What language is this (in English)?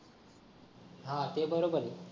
Marathi